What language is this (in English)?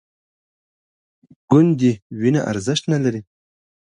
Pashto